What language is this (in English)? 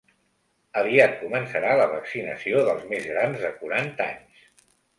Catalan